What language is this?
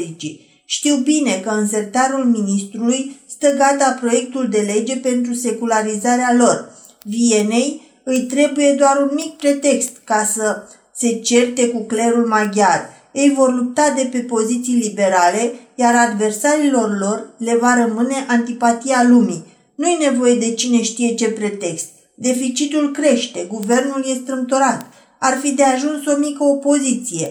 Romanian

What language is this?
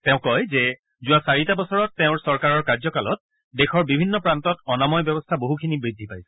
Assamese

